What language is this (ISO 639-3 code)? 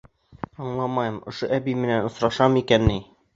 bak